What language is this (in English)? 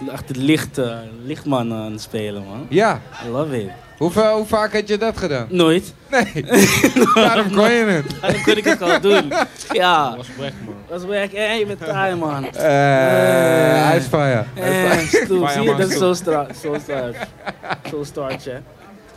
Dutch